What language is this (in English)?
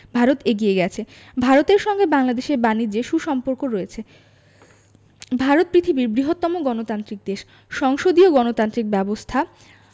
Bangla